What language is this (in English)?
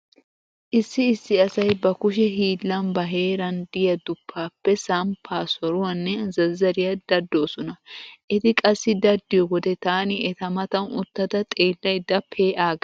Wolaytta